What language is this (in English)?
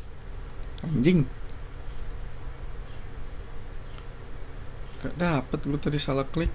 Indonesian